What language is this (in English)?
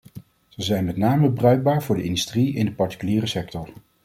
Dutch